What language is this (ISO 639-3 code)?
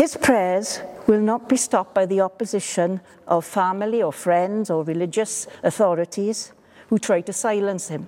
eng